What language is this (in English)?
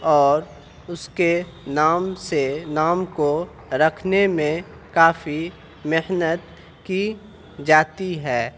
Urdu